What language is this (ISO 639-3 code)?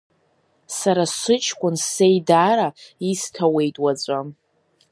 abk